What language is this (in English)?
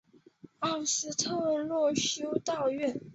Chinese